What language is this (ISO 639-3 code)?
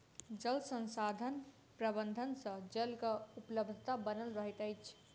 mai